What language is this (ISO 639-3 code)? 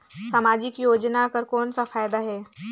hne